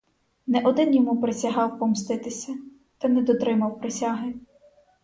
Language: Ukrainian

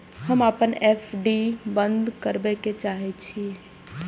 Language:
Maithili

